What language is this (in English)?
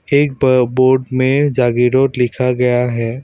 Hindi